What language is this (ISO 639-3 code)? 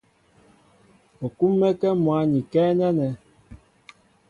mbo